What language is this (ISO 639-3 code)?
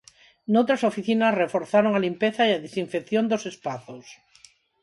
glg